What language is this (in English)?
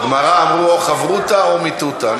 Hebrew